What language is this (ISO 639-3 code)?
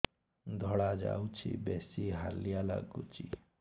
ori